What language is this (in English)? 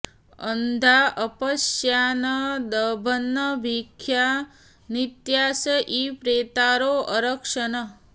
Sanskrit